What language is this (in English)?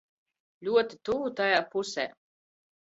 Latvian